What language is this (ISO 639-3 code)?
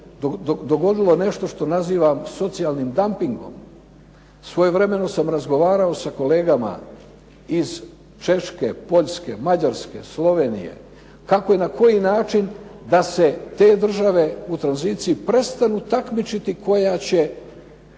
hrv